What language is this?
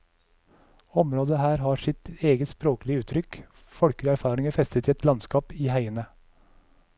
Norwegian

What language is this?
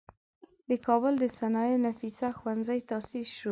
Pashto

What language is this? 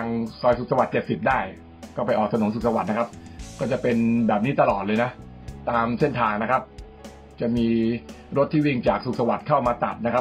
Thai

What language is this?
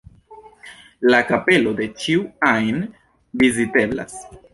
Esperanto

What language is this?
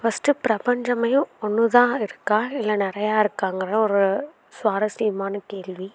Tamil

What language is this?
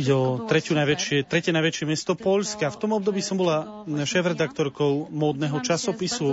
Slovak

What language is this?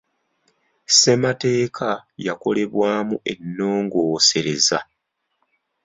Ganda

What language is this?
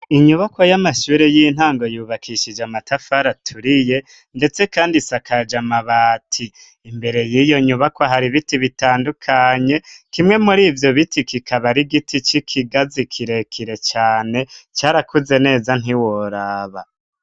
Rundi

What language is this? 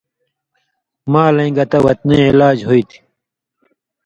Indus Kohistani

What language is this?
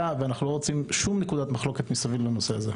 Hebrew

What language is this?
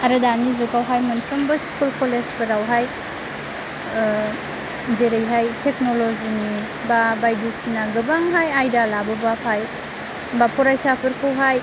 Bodo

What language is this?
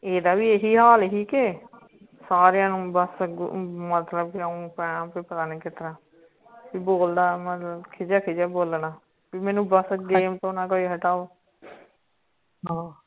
Punjabi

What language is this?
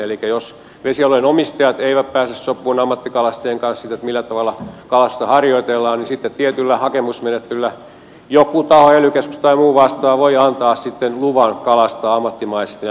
Finnish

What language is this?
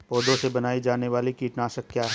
Hindi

